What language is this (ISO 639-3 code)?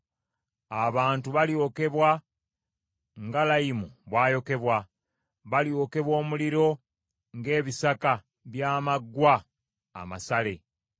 lug